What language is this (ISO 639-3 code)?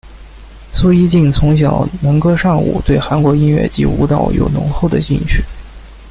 zho